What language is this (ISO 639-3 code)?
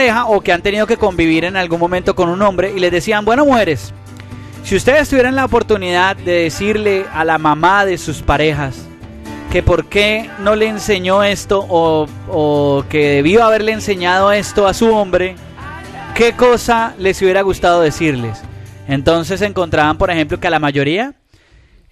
spa